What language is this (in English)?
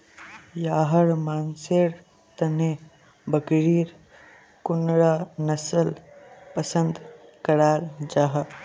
Magahi